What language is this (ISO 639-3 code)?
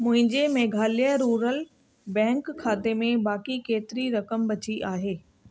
snd